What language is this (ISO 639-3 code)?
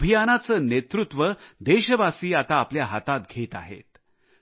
mar